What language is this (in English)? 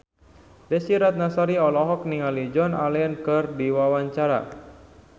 Sundanese